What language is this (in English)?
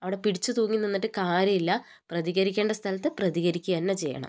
Malayalam